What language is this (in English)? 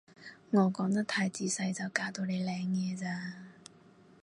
Cantonese